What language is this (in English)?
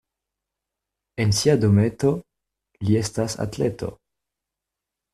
Esperanto